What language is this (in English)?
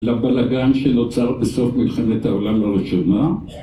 Hebrew